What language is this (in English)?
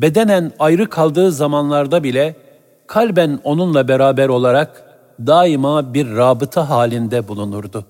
Turkish